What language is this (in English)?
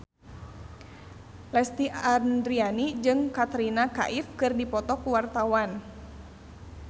Sundanese